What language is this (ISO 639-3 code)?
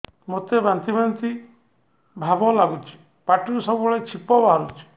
ori